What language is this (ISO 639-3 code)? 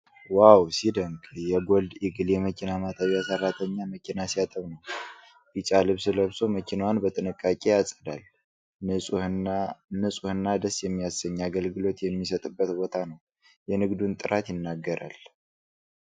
amh